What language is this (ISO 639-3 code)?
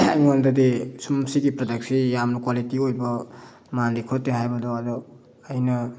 mni